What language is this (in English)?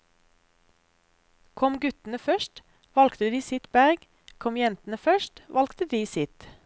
Norwegian